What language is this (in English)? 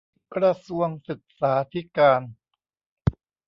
Thai